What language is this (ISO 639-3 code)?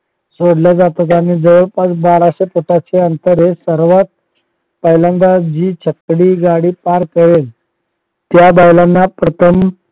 mar